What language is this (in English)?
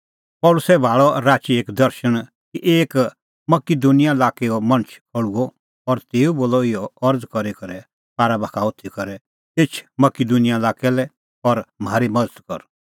Kullu Pahari